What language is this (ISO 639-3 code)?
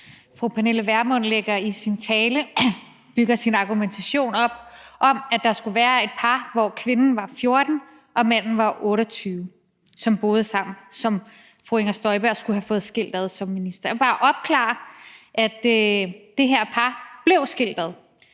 dan